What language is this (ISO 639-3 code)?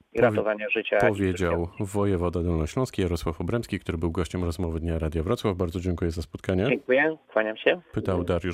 pol